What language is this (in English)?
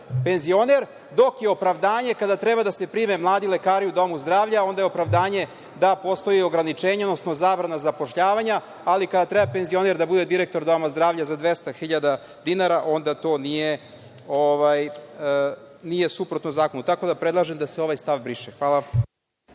Serbian